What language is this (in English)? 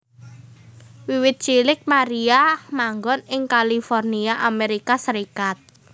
Javanese